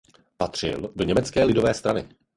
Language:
Czech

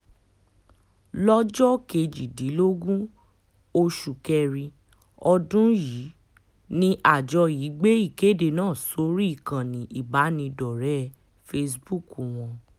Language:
Yoruba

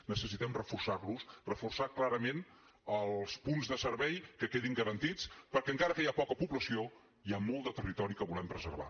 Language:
Catalan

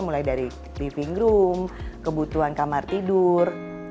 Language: Indonesian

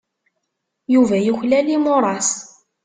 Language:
Kabyle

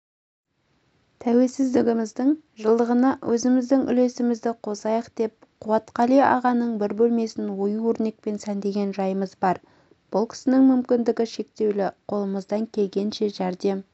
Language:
Kazakh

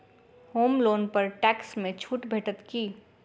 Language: Maithili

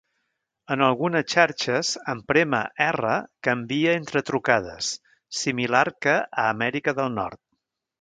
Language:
Catalan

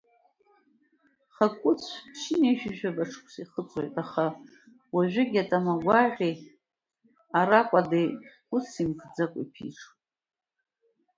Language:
Abkhazian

